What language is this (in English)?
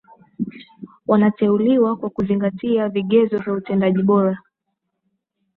Swahili